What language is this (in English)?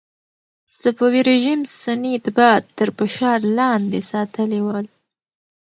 Pashto